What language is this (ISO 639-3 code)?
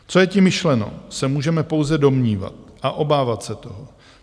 ces